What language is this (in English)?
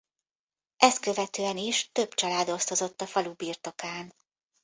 Hungarian